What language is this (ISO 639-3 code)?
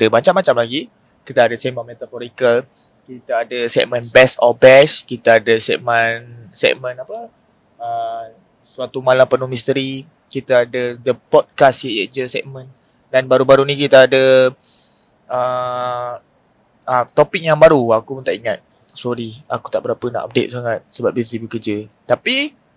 msa